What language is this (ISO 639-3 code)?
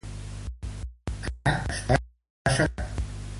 cat